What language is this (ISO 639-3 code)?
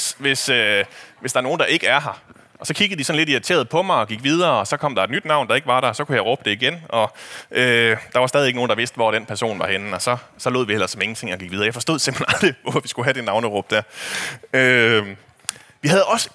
dan